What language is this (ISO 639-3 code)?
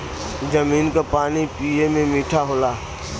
bho